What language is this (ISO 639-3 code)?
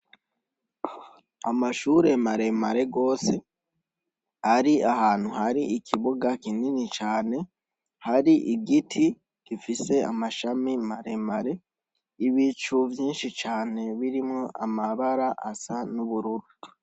run